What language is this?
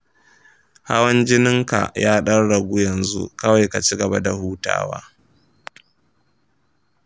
Hausa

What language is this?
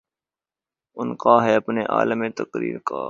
Urdu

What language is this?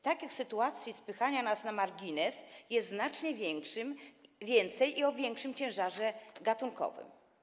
Polish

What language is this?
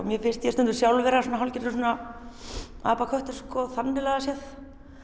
Icelandic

